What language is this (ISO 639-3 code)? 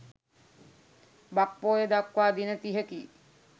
sin